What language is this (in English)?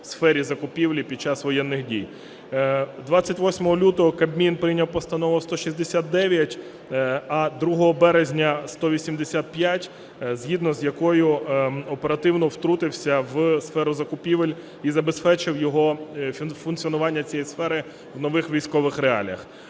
Ukrainian